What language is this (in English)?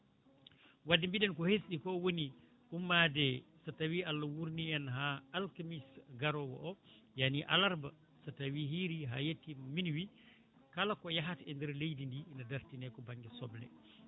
Fula